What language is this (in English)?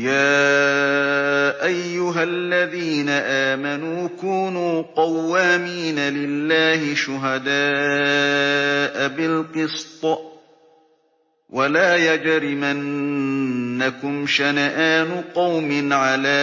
Arabic